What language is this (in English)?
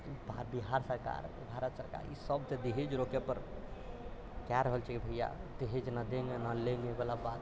Maithili